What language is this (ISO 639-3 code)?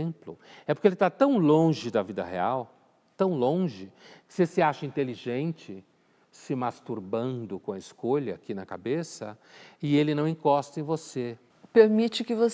por